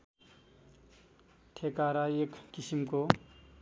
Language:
Nepali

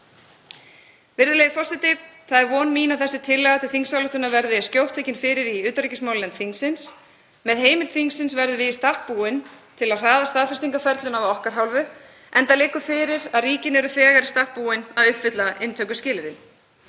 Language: Icelandic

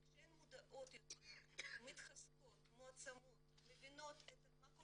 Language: Hebrew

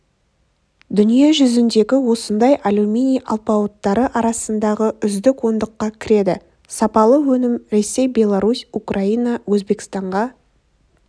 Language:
Kazakh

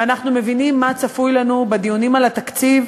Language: Hebrew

